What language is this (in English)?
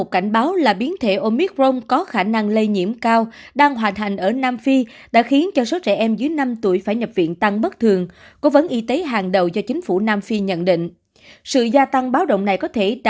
Vietnamese